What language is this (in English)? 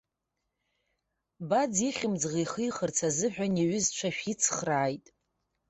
Abkhazian